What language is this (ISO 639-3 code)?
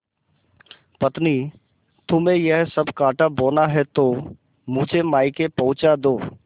hin